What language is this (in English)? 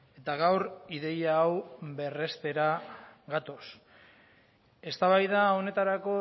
Basque